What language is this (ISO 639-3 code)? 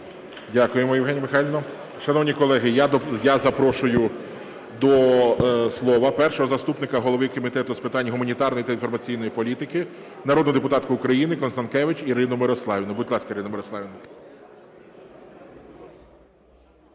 ukr